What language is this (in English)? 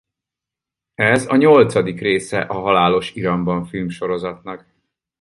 Hungarian